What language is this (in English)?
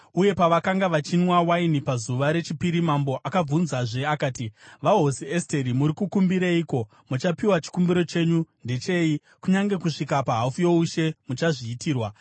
Shona